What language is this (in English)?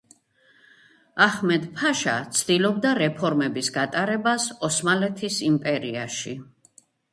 Georgian